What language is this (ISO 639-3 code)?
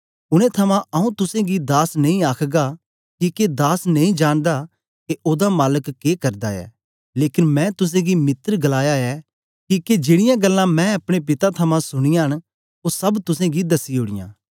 doi